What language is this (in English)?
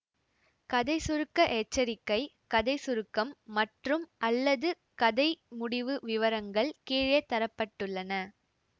Tamil